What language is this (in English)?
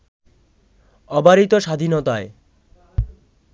Bangla